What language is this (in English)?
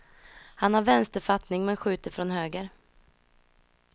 Swedish